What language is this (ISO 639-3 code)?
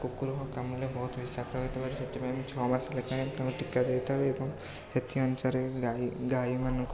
ori